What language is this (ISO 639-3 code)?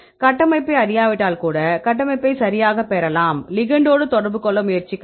tam